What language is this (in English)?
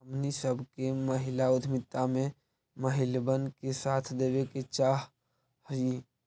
Magahi